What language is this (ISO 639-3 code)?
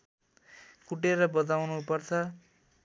nep